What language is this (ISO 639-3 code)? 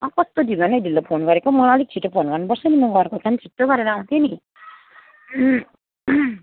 nep